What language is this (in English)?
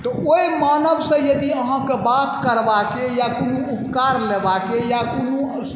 Maithili